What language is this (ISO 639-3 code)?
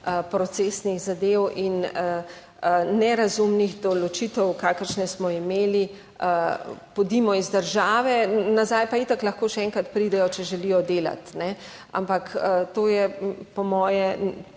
slv